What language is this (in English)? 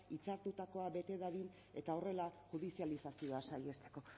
Basque